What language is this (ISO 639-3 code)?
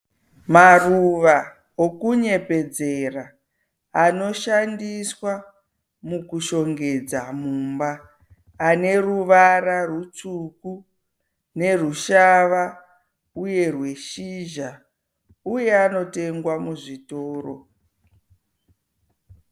sna